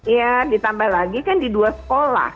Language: Indonesian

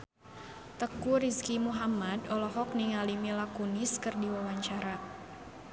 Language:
Sundanese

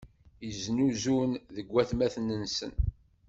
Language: Kabyle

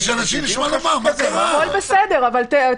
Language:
Hebrew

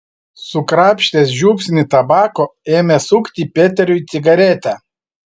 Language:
Lithuanian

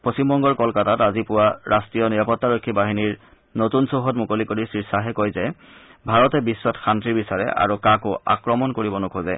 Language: Assamese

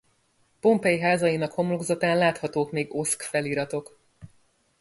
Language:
Hungarian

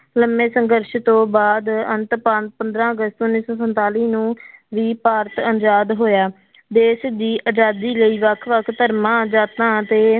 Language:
Punjabi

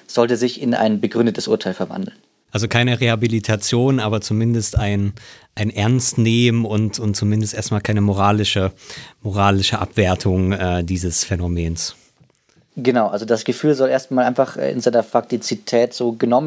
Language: German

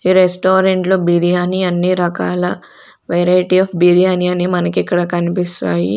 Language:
Telugu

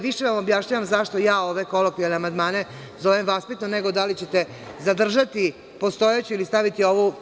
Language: Serbian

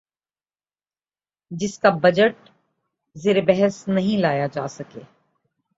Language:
Urdu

